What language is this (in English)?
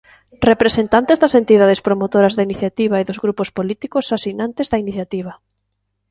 Galician